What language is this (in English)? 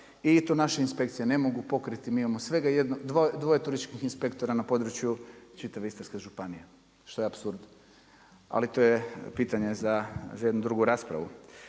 Croatian